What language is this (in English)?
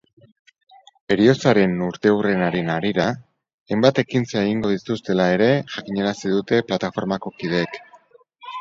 Basque